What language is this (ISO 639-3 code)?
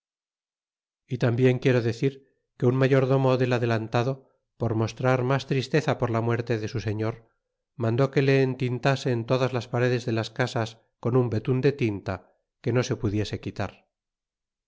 spa